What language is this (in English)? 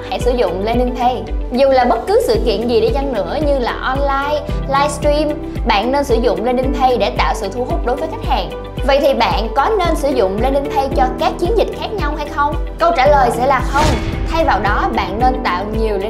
Vietnamese